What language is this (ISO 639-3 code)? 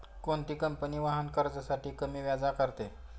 mar